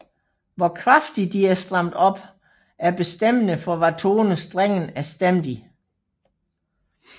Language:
Danish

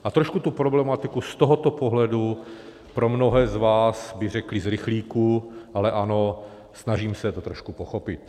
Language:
Czech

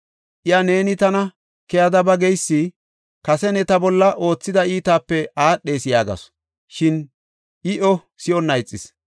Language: Gofa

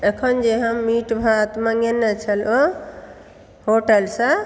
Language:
Maithili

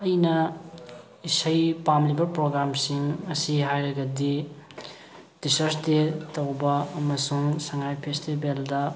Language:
Manipuri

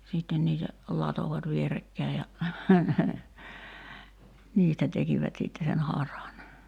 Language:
Finnish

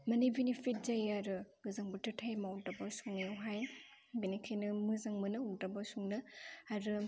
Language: Bodo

